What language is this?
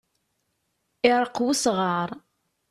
Kabyle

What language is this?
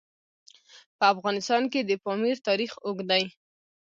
Pashto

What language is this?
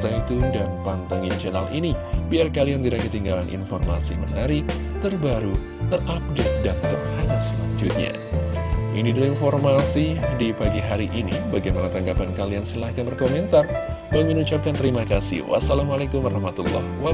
Indonesian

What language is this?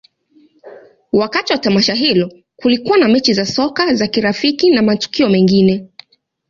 Swahili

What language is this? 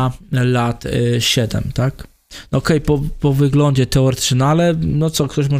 Polish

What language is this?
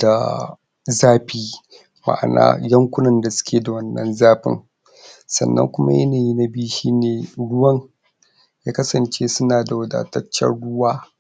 Hausa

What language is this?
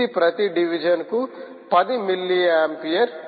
Telugu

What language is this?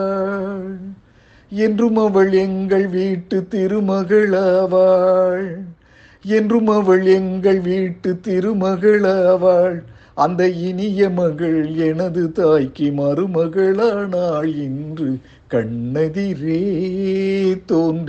Tamil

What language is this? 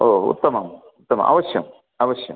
Sanskrit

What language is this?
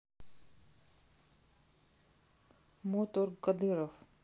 Russian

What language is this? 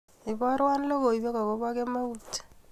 Kalenjin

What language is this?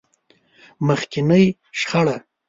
Pashto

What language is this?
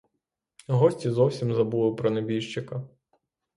Ukrainian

